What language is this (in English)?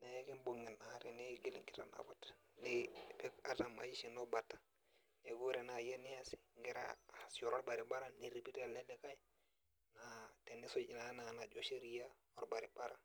Masai